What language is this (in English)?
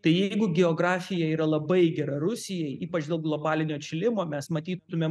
Lithuanian